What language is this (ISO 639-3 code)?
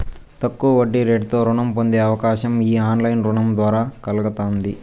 tel